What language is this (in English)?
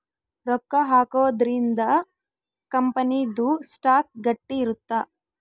Kannada